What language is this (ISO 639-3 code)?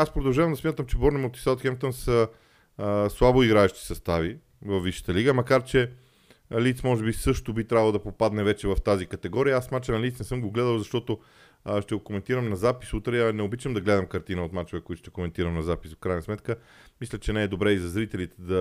bul